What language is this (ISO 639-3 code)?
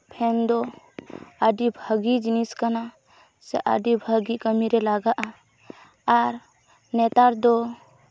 sat